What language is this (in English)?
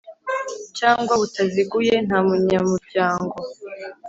Kinyarwanda